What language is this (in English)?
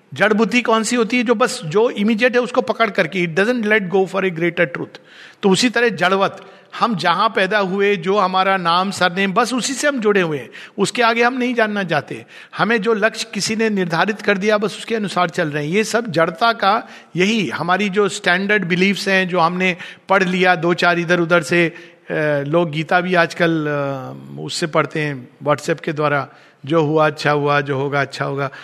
Hindi